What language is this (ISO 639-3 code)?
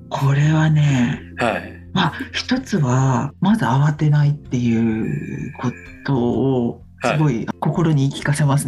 jpn